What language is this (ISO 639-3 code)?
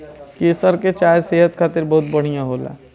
bho